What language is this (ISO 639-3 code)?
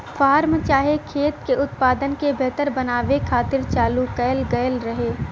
bho